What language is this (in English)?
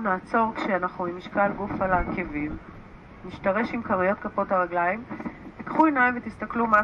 Hebrew